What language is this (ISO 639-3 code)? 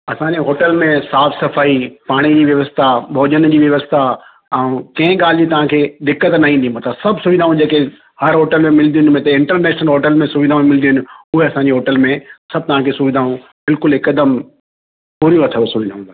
snd